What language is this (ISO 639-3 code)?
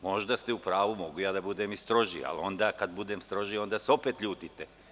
srp